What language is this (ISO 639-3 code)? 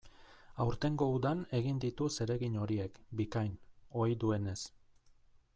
eus